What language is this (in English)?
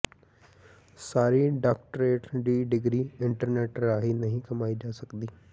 Punjabi